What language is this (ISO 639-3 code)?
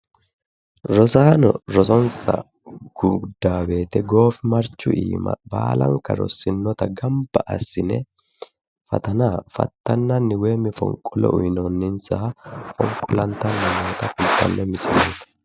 sid